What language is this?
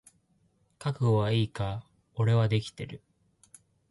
Japanese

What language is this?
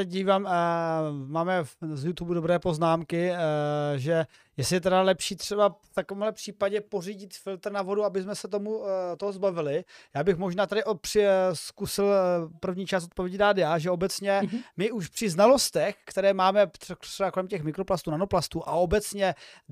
Czech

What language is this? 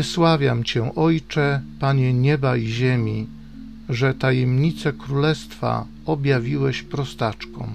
Polish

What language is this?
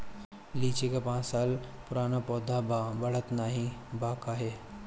Bhojpuri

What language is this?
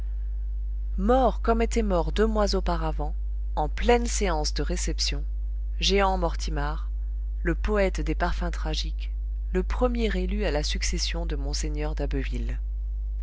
French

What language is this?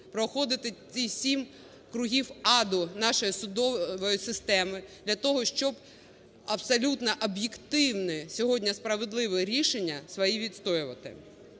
Ukrainian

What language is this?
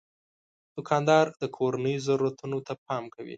Pashto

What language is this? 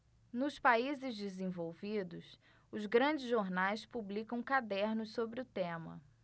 Portuguese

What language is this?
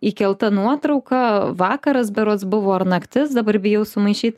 Lithuanian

